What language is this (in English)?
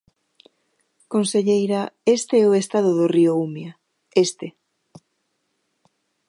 Galician